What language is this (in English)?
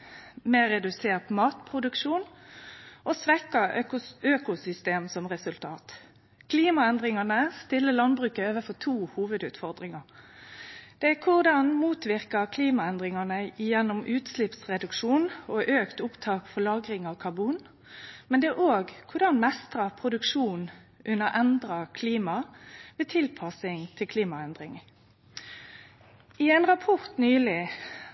Norwegian Nynorsk